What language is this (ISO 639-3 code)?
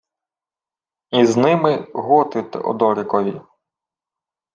ukr